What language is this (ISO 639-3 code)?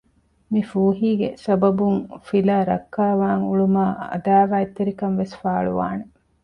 div